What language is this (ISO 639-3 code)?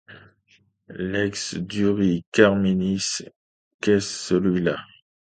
fra